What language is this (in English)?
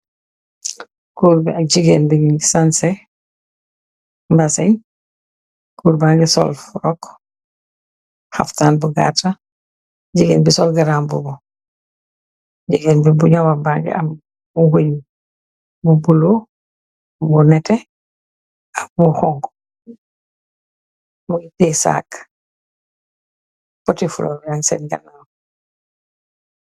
Wolof